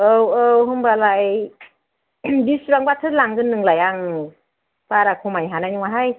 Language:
Bodo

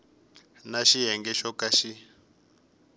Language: Tsonga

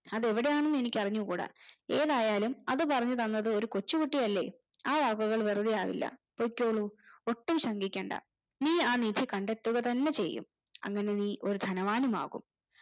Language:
Malayalam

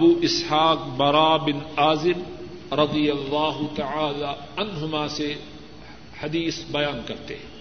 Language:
Urdu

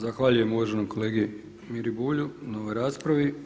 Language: Croatian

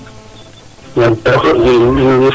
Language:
Serer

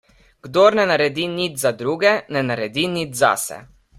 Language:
Slovenian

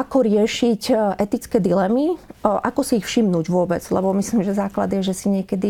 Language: Slovak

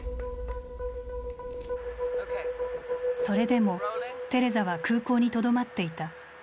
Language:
Japanese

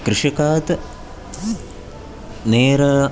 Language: Sanskrit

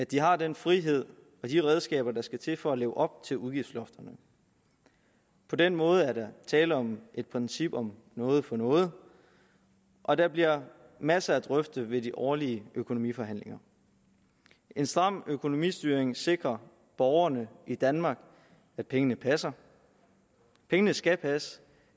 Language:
Danish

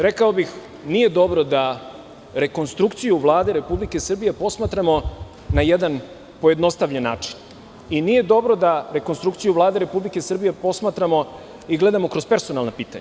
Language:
Serbian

